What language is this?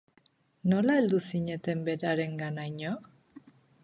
Basque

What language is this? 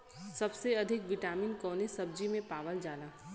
Bhojpuri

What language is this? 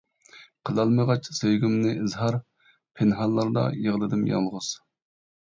Uyghur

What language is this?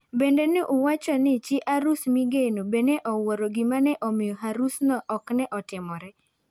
Luo (Kenya and Tanzania)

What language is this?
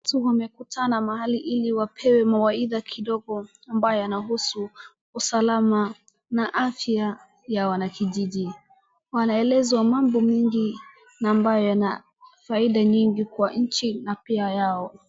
Swahili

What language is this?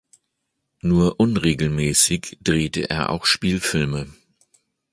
German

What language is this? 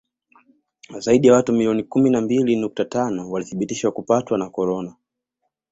Swahili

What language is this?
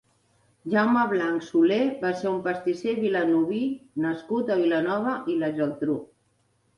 Catalan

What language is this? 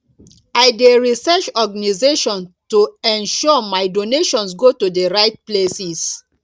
Nigerian Pidgin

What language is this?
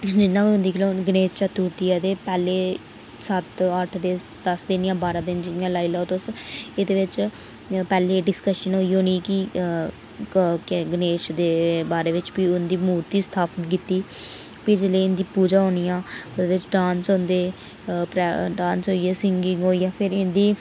Dogri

